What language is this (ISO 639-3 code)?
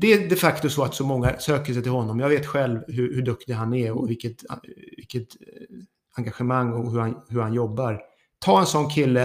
swe